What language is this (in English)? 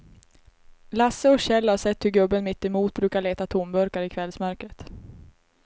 Swedish